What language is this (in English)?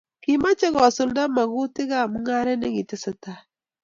Kalenjin